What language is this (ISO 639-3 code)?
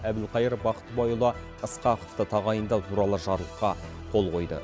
kaz